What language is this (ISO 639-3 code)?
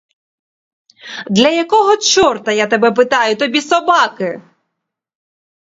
ukr